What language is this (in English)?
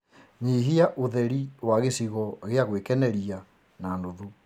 Kikuyu